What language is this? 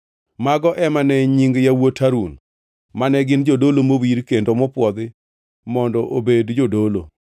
Luo (Kenya and Tanzania)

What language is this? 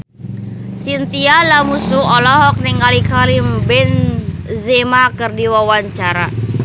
Sundanese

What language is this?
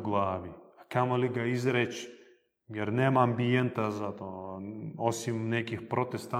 Croatian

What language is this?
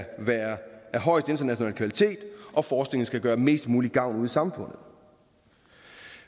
Danish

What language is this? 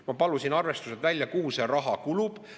Estonian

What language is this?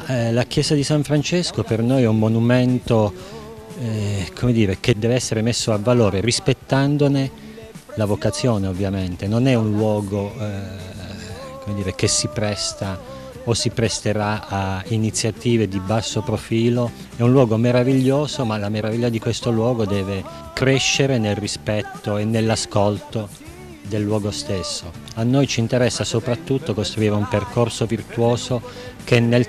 Italian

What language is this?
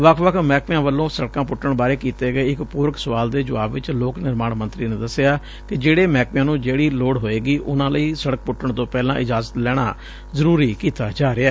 Punjabi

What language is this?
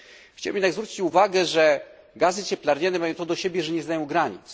Polish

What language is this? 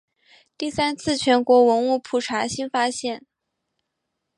Chinese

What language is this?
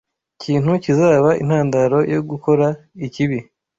Kinyarwanda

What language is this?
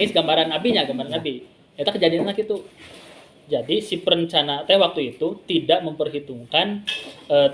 Indonesian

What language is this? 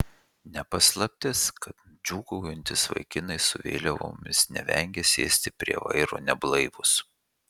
Lithuanian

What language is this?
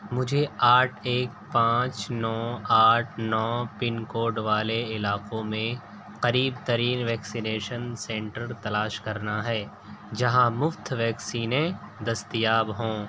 Urdu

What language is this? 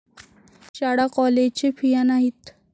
Marathi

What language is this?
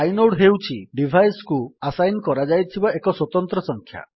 Odia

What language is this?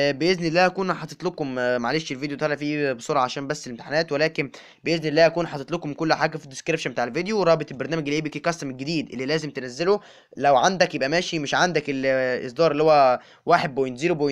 Arabic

